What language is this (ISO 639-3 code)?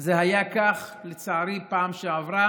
heb